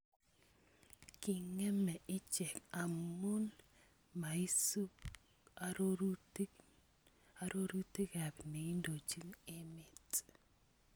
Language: Kalenjin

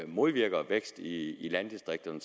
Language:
Danish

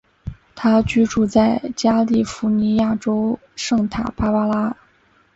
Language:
Chinese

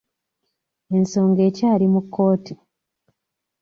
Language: Ganda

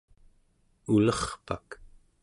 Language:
Central Yupik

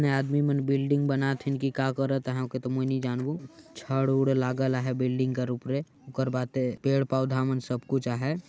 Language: Sadri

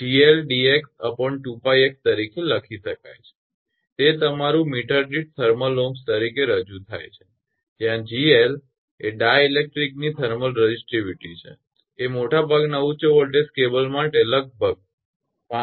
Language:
Gujarati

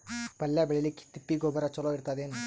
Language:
Kannada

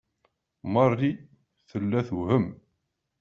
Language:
Kabyle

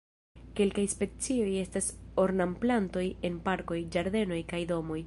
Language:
Esperanto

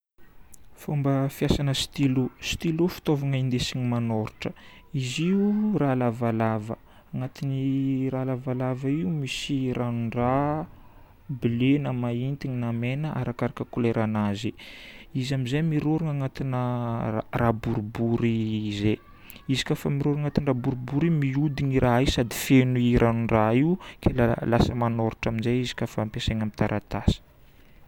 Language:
Northern Betsimisaraka Malagasy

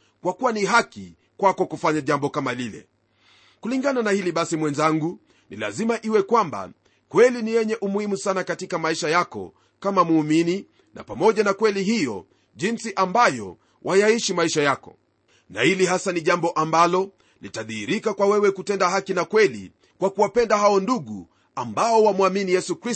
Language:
Swahili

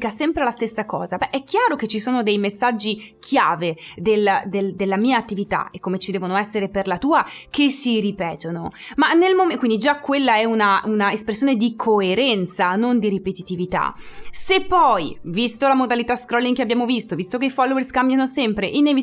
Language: Italian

